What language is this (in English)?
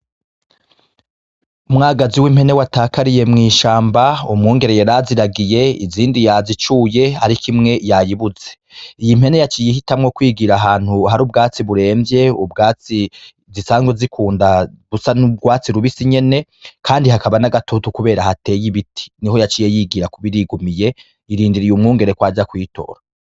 Rundi